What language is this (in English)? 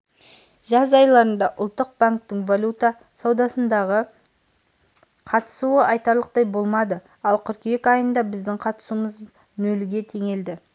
Kazakh